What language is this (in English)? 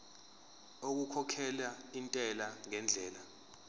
Zulu